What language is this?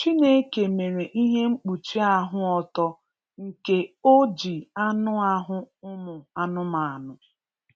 Igbo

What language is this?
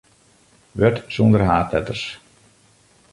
Western Frisian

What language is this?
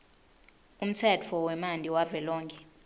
Swati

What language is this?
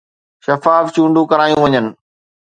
Sindhi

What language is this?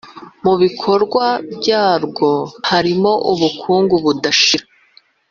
Kinyarwanda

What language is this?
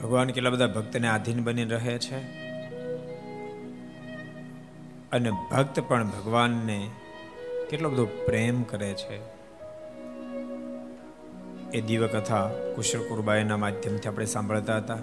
Gujarati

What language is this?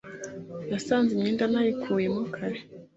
Kinyarwanda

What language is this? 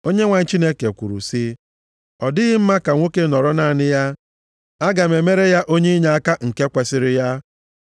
Igbo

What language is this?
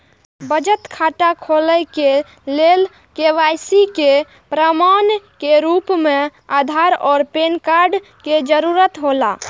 Maithili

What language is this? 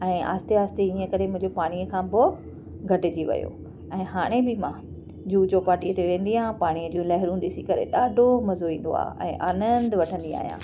Sindhi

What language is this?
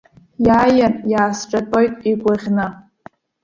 Abkhazian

